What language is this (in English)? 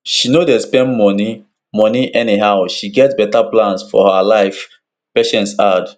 Nigerian Pidgin